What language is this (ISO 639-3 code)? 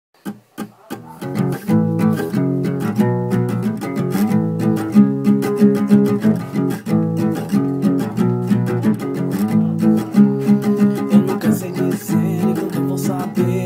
nld